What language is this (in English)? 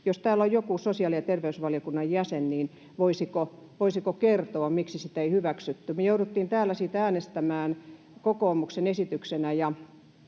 Finnish